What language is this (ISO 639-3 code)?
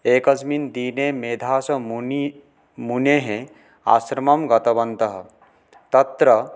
san